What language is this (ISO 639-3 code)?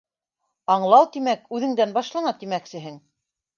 bak